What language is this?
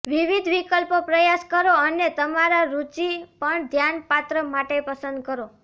Gujarati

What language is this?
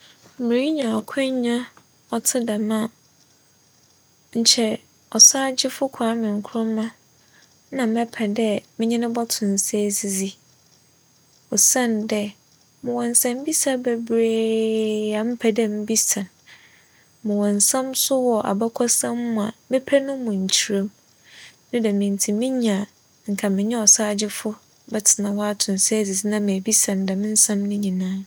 Akan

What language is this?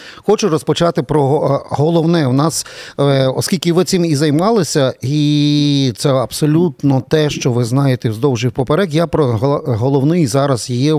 Ukrainian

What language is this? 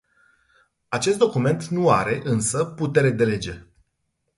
Romanian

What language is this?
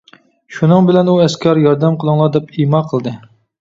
Uyghur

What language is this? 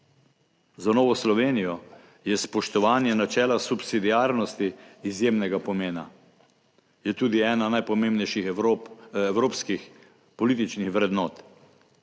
Slovenian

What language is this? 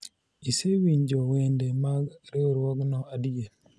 Luo (Kenya and Tanzania)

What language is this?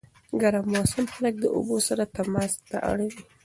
Pashto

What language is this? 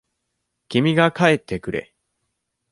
Japanese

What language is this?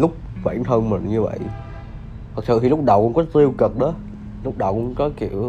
Vietnamese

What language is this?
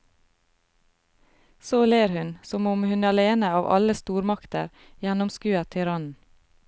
Norwegian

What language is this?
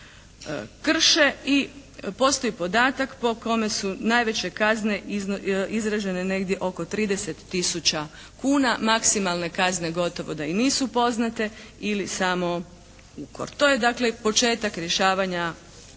Croatian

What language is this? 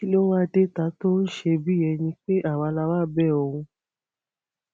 Yoruba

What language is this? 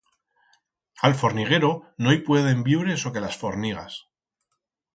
Aragonese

